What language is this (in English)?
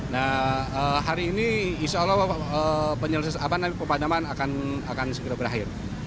Indonesian